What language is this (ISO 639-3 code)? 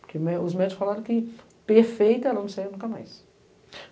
por